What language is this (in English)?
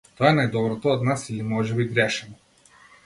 Macedonian